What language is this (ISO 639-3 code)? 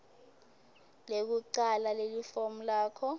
ssw